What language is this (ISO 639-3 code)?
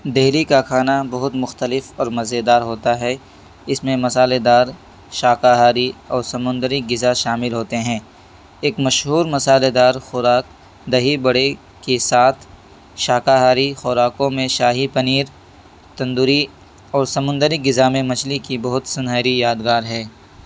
urd